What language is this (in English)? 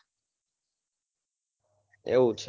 Gujarati